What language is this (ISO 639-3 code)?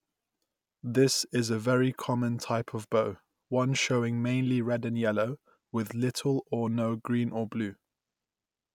eng